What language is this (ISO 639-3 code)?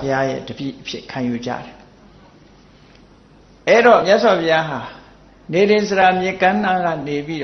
vie